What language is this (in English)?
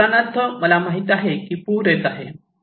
Marathi